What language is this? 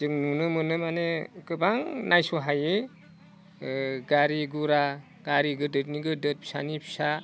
Bodo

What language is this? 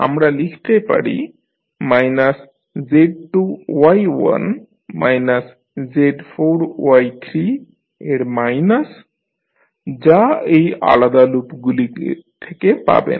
Bangla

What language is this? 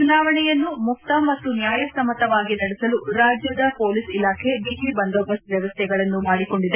Kannada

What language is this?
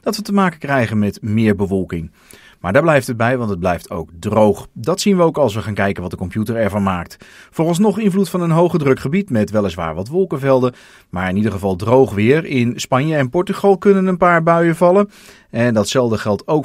Dutch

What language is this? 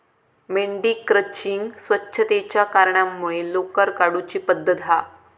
Marathi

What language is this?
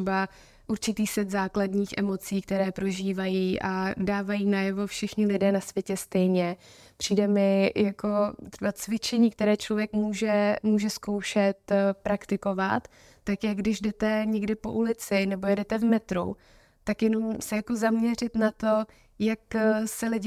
Czech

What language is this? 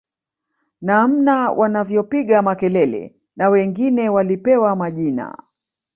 Swahili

